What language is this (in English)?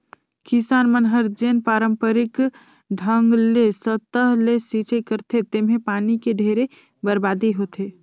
Chhattisgarhi